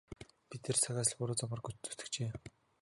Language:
Mongolian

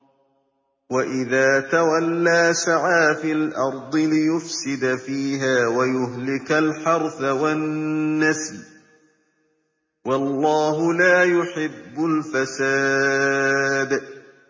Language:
Arabic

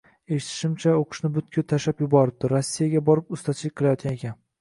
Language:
Uzbek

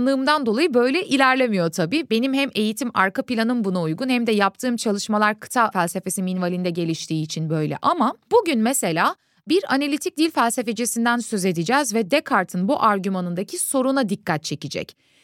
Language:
Turkish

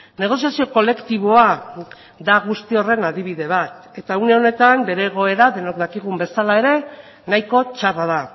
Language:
Basque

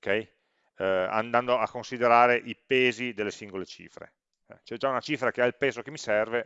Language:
Italian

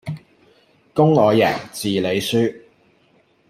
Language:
Cantonese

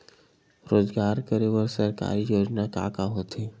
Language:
Chhattisgarhi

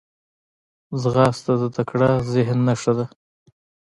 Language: Pashto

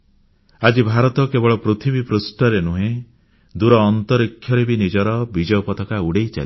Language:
Odia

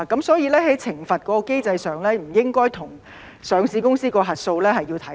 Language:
Cantonese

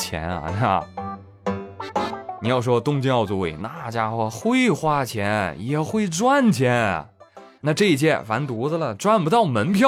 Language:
Chinese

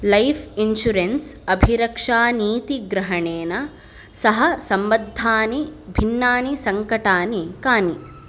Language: Sanskrit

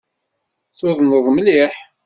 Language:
Kabyle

